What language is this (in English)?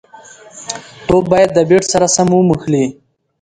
Pashto